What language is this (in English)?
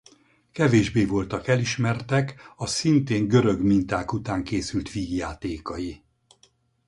Hungarian